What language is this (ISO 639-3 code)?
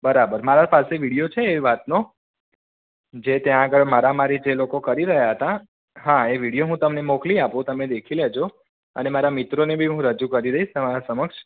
guj